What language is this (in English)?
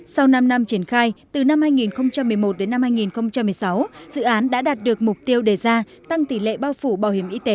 Vietnamese